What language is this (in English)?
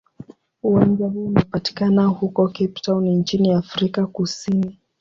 Swahili